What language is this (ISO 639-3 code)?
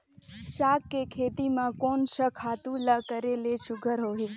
hne